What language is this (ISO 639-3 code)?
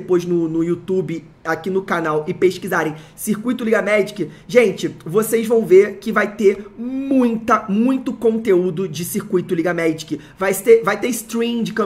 por